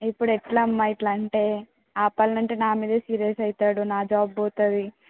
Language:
Telugu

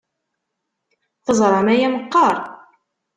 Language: Kabyle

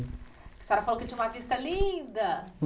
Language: Portuguese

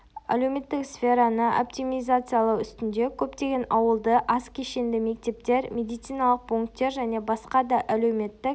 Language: Kazakh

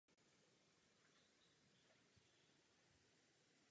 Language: Czech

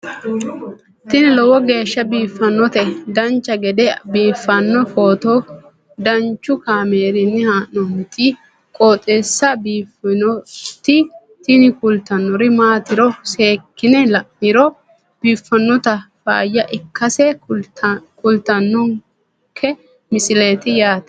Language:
Sidamo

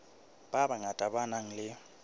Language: Southern Sotho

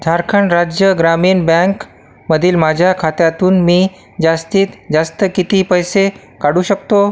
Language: Marathi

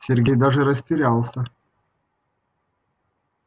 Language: Russian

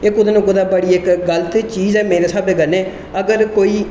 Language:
Dogri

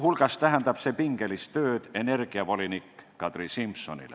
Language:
Estonian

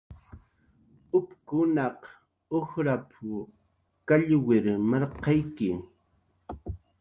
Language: Jaqaru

